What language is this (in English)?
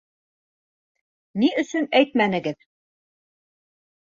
Bashkir